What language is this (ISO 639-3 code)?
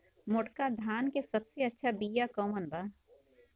bho